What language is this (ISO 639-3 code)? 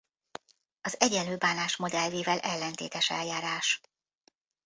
hun